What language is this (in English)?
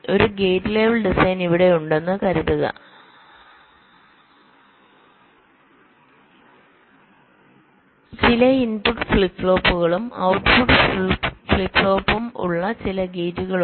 Malayalam